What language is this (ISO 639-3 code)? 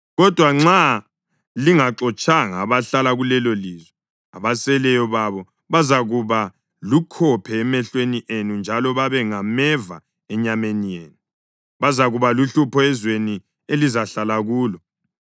nde